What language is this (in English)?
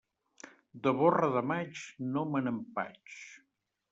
Catalan